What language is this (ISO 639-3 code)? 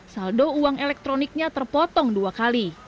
ind